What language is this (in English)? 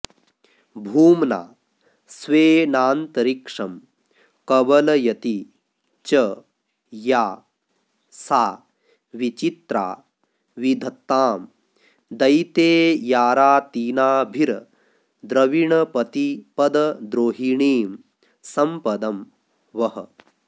Sanskrit